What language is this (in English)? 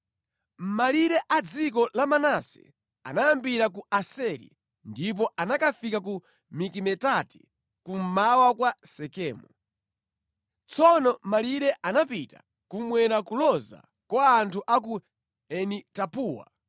Nyanja